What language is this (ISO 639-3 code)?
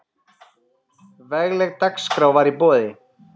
isl